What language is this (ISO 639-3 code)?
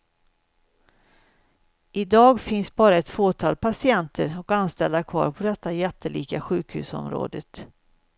swe